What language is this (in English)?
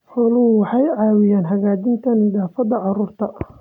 Somali